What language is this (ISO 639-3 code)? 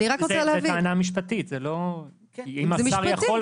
heb